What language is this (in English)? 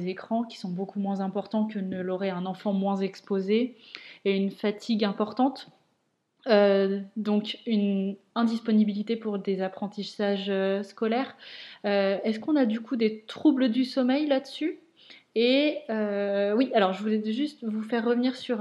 French